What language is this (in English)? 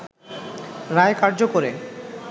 Bangla